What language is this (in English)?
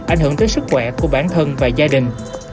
Vietnamese